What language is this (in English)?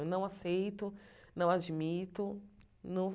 Portuguese